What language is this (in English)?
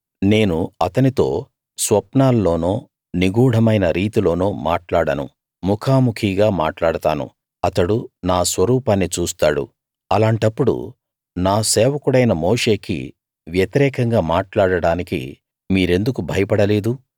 Telugu